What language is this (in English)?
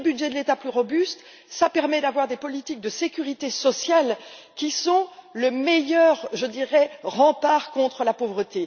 French